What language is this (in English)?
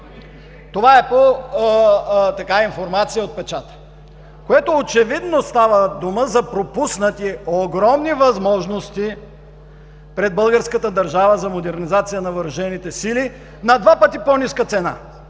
Bulgarian